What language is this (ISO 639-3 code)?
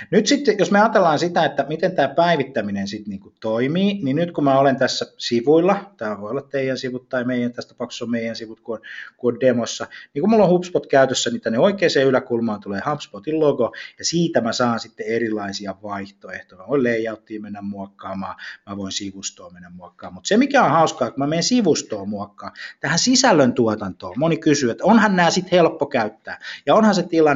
fin